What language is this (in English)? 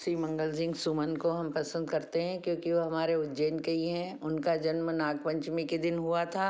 Hindi